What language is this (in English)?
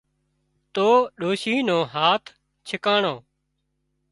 Wadiyara Koli